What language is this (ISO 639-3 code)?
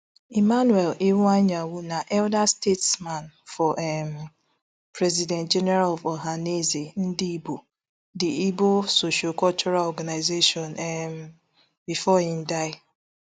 pcm